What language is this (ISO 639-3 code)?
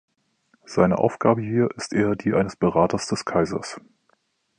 deu